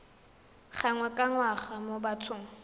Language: Tswana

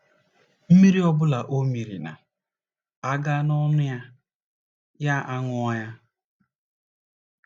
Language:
Igbo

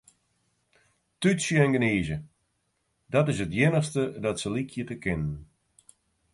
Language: Western Frisian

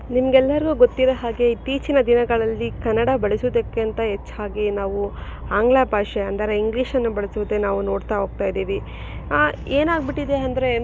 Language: Kannada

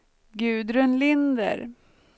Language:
Swedish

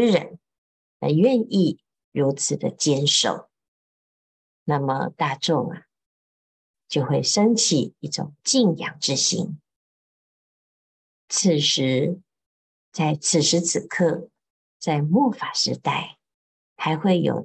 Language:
Chinese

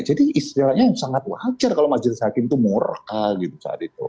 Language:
Indonesian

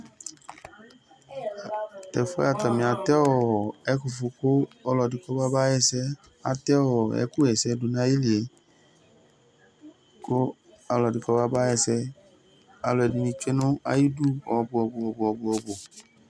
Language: Ikposo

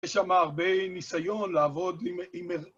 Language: Hebrew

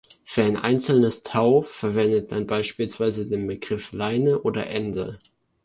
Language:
German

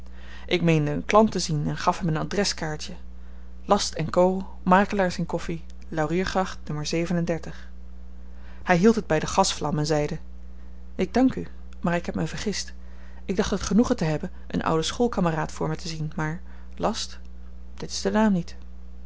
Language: Dutch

